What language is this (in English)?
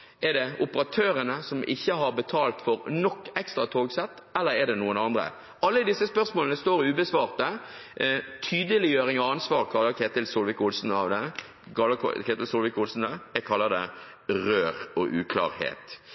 Norwegian Bokmål